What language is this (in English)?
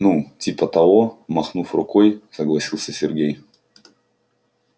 Russian